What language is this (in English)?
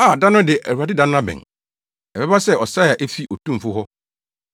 Akan